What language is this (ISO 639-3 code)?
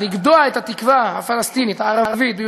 heb